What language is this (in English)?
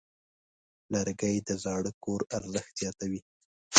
Pashto